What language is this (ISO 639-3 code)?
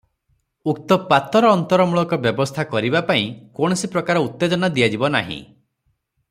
ori